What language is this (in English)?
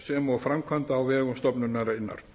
Icelandic